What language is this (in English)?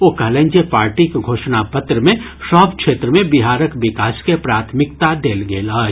Maithili